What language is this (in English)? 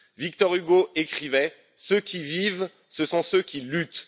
French